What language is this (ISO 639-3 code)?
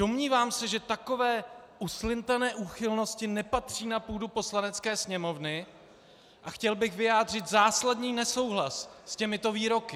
ces